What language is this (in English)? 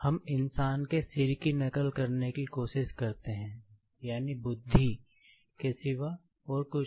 Hindi